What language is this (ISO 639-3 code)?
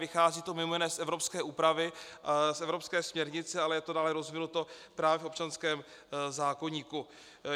ces